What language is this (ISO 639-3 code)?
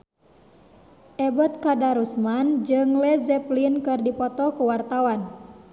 sun